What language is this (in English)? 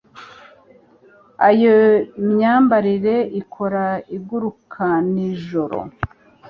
Kinyarwanda